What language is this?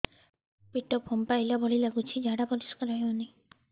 Odia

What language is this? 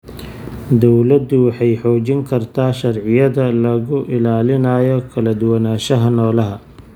Somali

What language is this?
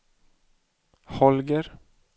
Swedish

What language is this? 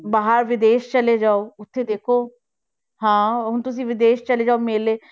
Punjabi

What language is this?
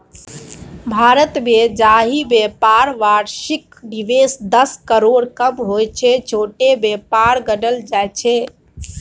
Maithili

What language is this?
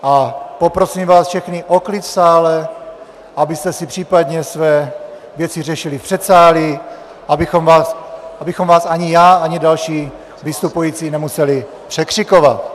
Czech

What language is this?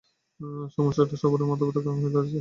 Bangla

